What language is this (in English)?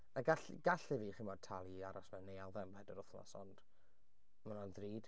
Welsh